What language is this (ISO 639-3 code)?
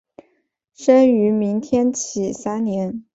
zho